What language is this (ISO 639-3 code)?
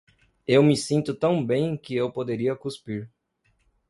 por